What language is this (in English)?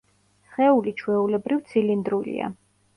Georgian